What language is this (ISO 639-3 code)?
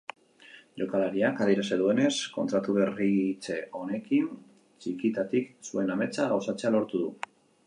eus